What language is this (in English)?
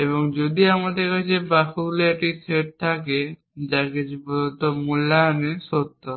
Bangla